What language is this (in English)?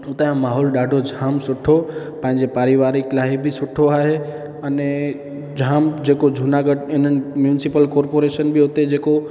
Sindhi